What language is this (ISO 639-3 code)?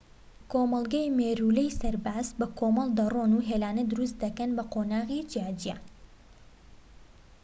ckb